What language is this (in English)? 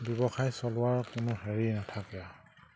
Assamese